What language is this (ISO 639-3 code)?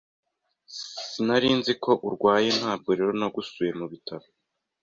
kin